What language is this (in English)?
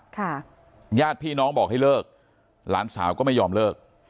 Thai